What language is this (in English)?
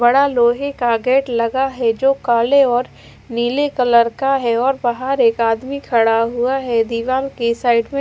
Hindi